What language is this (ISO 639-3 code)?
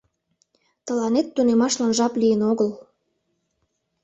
chm